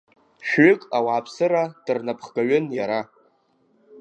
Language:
Abkhazian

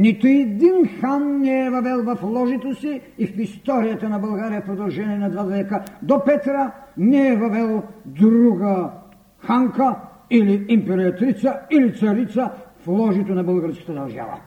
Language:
Bulgarian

